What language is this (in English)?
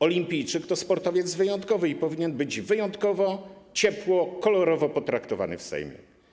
Polish